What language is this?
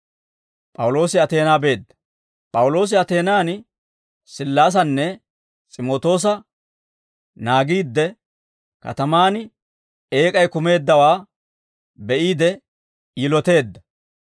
Dawro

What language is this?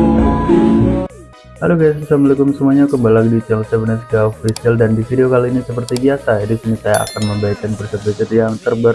Indonesian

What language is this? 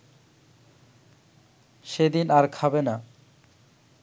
Bangla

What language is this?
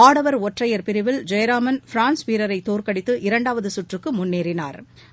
Tamil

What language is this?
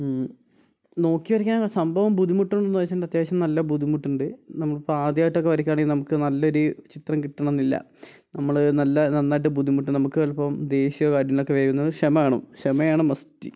Malayalam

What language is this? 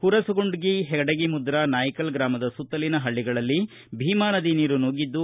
Kannada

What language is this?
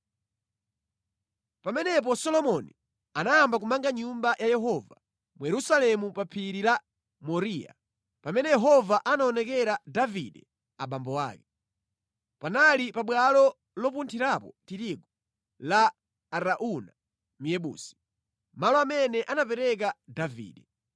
Nyanja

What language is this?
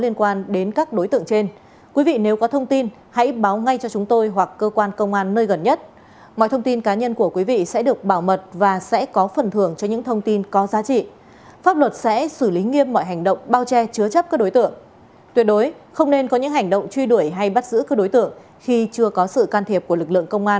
Vietnamese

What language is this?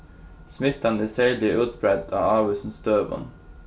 Faroese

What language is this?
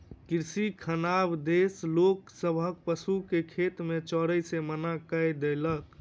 Maithili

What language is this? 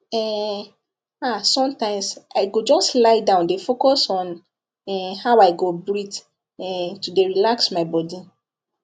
Nigerian Pidgin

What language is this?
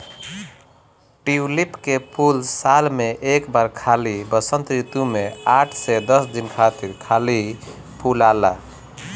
Bhojpuri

